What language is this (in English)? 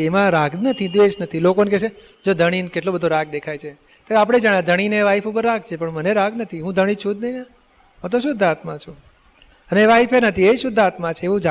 Gujarati